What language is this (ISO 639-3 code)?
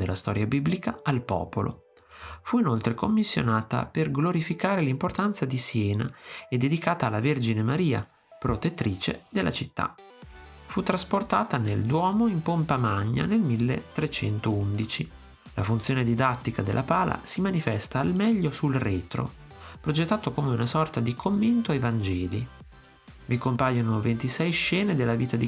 ita